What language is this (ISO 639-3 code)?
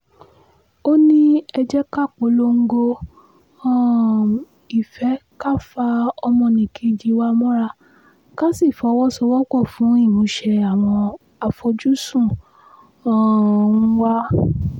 yor